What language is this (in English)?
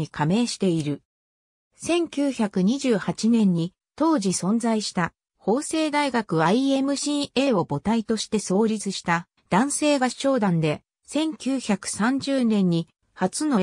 Japanese